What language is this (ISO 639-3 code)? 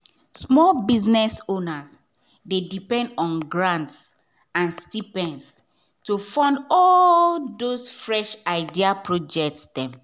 pcm